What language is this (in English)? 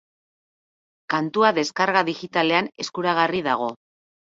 Basque